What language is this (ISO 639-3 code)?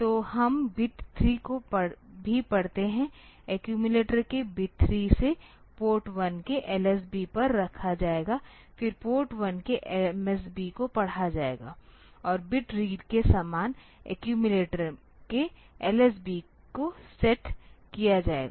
hin